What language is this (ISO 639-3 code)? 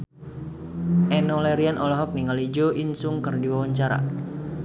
sun